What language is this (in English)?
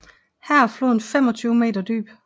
Danish